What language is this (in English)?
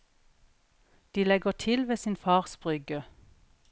Norwegian